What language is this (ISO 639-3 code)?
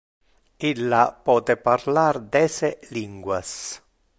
ina